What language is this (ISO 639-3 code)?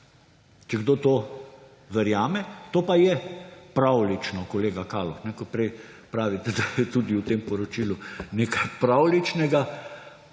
slv